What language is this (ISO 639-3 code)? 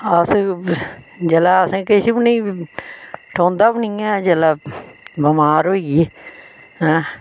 doi